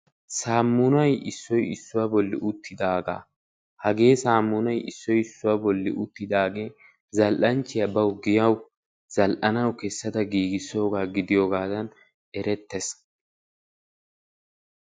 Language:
Wolaytta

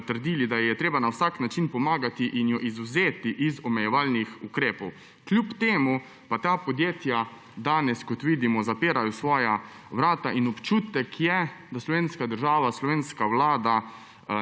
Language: Slovenian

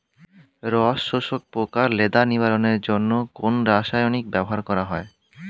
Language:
Bangla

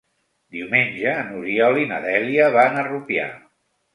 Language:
Catalan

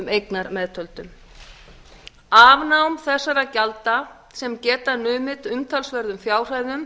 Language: Icelandic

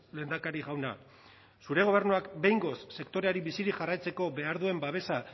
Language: Basque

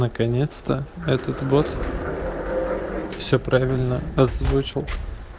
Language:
Russian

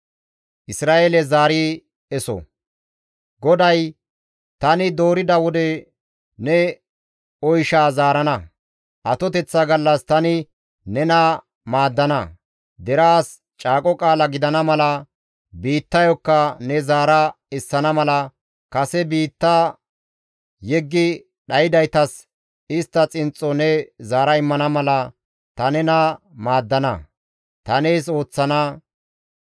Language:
Gamo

